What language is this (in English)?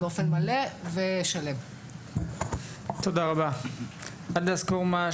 Hebrew